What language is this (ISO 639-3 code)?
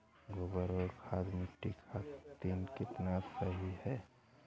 bho